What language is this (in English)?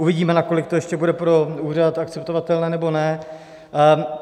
Czech